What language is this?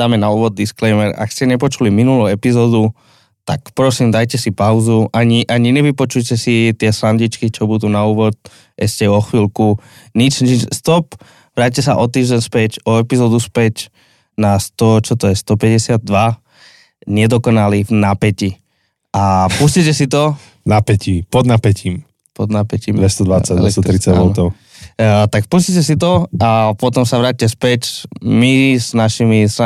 Slovak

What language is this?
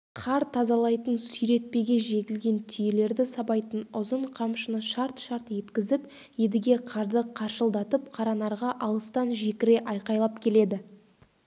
Kazakh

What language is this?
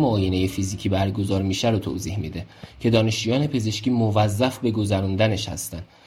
Persian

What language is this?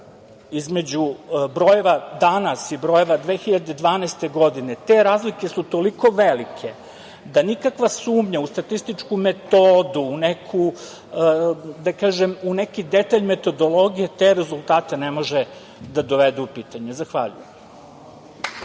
Serbian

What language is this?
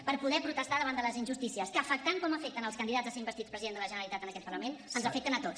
Catalan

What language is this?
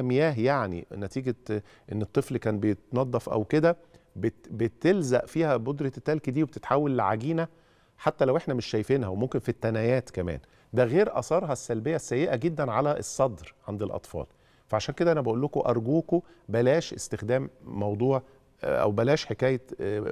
Arabic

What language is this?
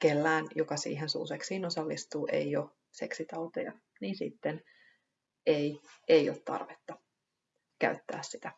Finnish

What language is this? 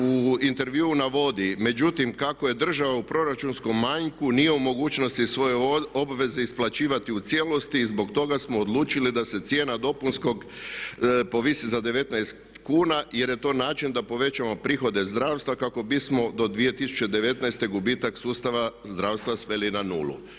Croatian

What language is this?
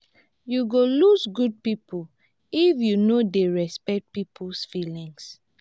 Nigerian Pidgin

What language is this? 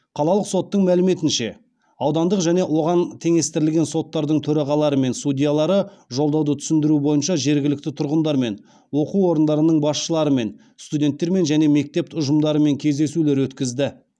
Kazakh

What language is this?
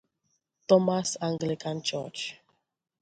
Igbo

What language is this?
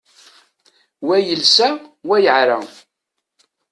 Kabyle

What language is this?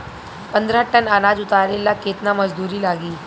Bhojpuri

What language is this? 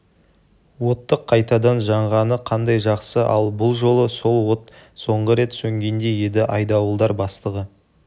Kazakh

